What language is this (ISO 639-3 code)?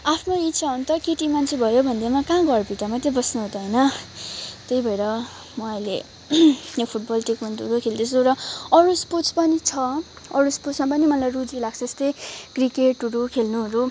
nep